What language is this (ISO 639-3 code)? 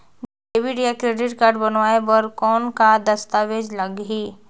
hne